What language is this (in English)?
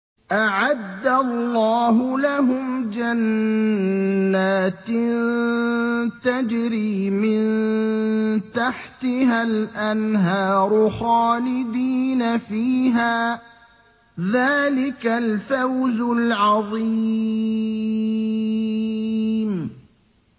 Arabic